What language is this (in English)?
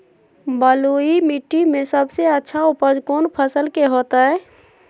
Magahi